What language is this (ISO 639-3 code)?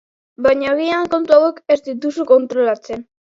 eus